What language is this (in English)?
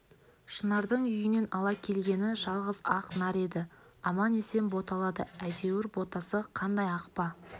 Kazakh